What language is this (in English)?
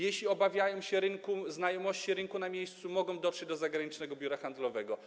Polish